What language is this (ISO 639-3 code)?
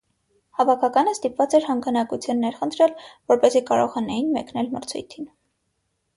hye